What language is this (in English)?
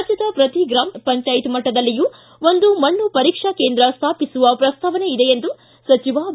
Kannada